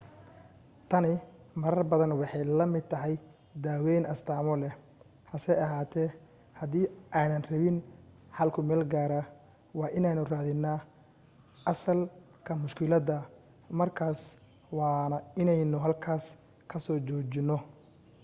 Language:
Somali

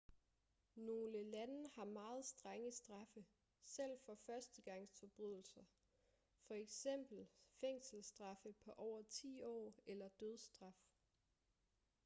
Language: Danish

